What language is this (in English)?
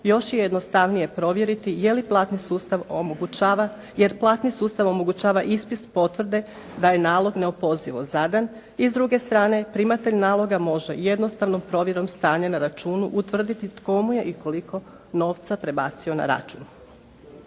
Croatian